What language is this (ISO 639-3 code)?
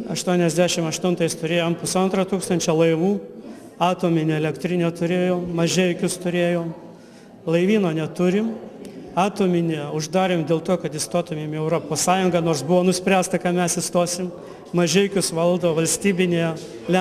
lit